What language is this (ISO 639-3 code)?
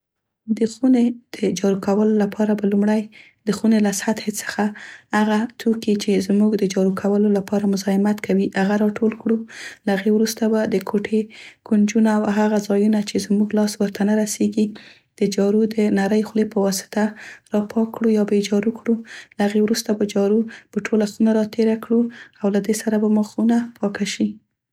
pst